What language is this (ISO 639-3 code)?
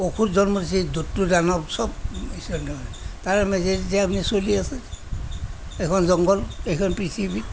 asm